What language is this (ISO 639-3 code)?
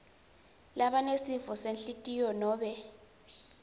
ssw